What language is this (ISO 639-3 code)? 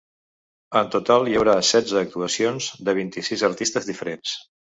cat